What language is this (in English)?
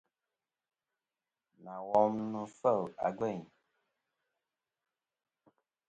Kom